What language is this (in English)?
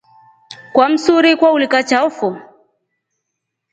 Rombo